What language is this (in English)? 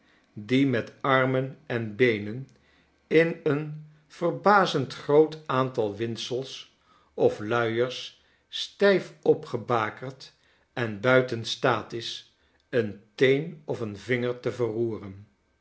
Dutch